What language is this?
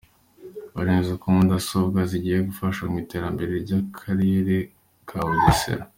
Kinyarwanda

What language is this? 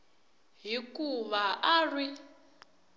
Tsonga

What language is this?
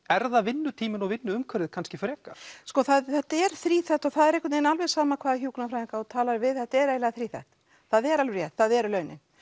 Icelandic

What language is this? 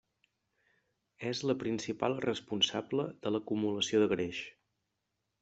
Catalan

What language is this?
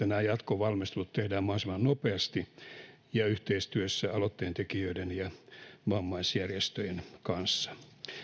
Finnish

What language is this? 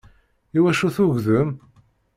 Kabyle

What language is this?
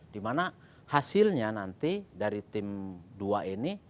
Indonesian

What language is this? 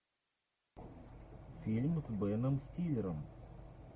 Russian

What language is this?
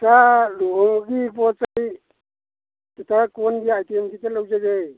Manipuri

